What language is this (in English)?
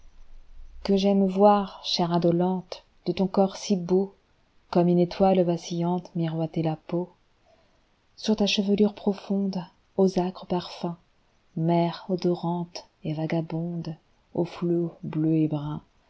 French